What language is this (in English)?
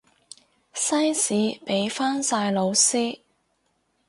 Cantonese